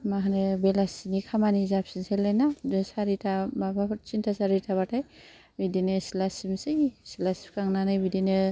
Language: Bodo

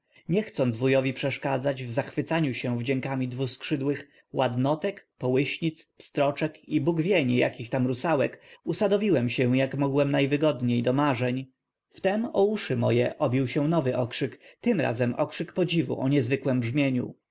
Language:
Polish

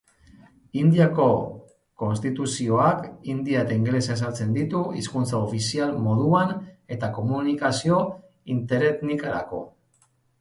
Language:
Basque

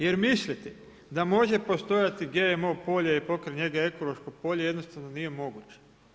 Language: Croatian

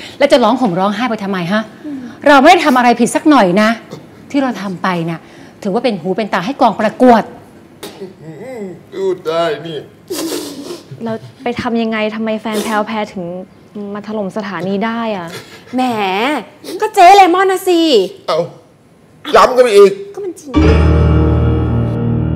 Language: Thai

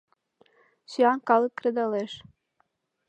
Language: Mari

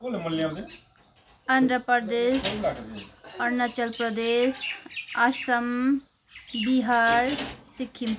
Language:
Nepali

